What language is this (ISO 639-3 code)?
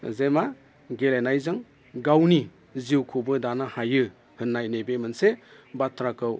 brx